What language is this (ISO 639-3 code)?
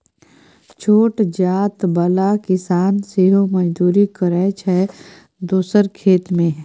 mai